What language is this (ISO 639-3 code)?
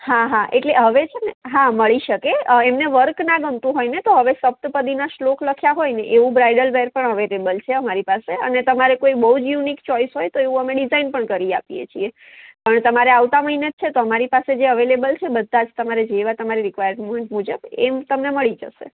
guj